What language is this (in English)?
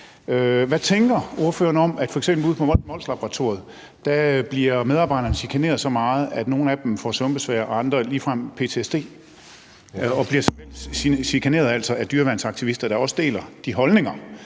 Danish